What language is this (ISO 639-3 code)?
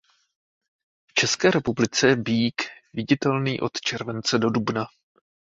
ces